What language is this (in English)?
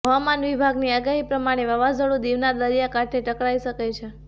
Gujarati